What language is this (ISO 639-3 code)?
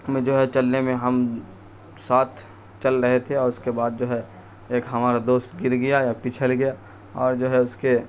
urd